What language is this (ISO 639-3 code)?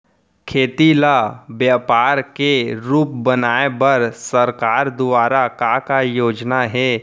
hne